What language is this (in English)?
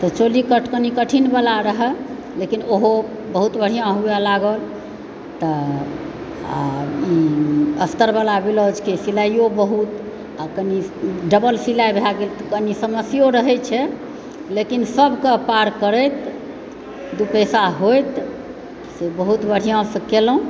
Maithili